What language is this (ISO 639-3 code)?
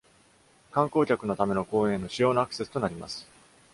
jpn